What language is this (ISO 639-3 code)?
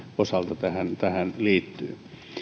fin